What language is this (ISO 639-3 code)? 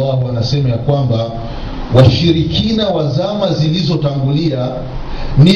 swa